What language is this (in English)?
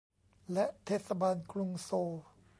Thai